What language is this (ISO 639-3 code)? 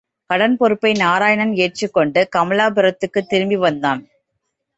tam